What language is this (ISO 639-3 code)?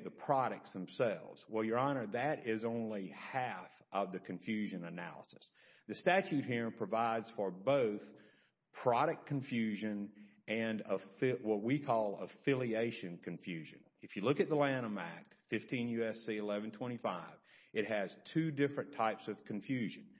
eng